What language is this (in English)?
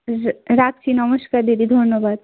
Bangla